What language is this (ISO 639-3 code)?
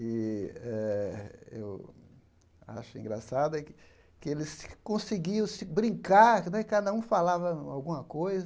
por